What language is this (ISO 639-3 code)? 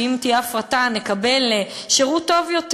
heb